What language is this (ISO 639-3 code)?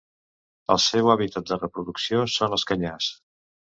cat